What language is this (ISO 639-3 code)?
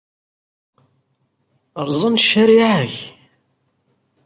kab